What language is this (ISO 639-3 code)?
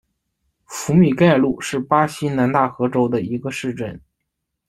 zho